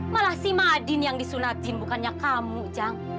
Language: Indonesian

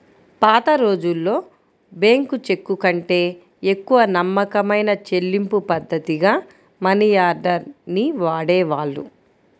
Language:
Telugu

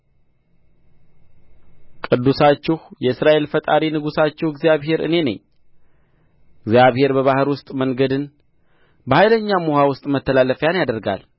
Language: Amharic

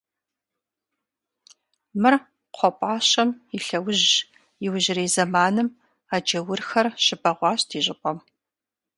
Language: Kabardian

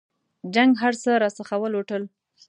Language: Pashto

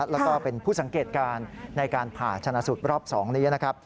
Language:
Thai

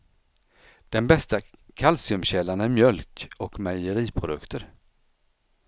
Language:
Swedish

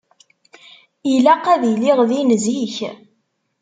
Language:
Kabyle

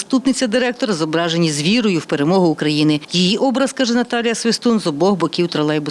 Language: Ukrainian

